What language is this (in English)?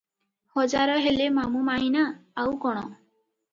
Odia